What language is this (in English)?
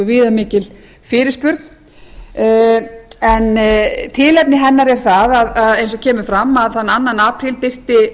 Icelandic